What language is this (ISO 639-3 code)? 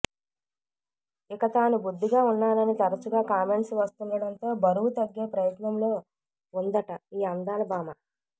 tel